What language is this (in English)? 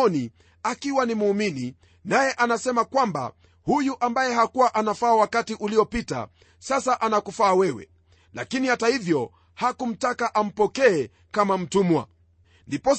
Swahili